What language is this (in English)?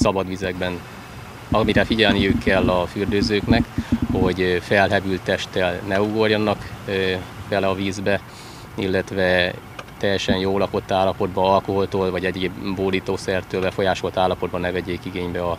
Hungarian